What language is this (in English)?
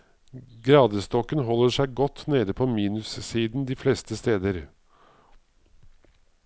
Norwegian